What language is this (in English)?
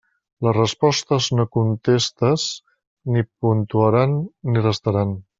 Catalan